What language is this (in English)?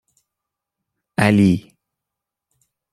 Persian